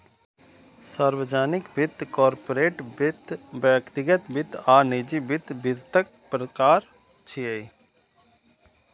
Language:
Maithili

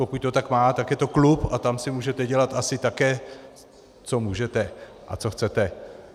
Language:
Czech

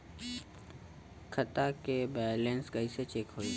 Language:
Bhojpuri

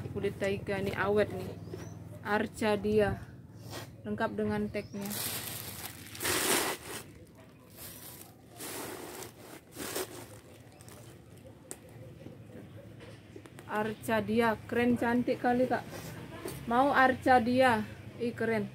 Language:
Indonesian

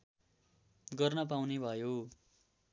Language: Nepali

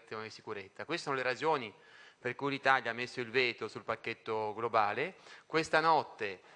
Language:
Italian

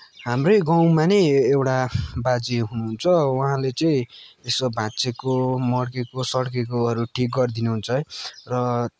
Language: Nepali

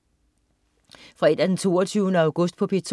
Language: Danish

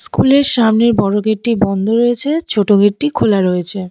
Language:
Bangla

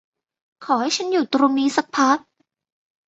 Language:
Thai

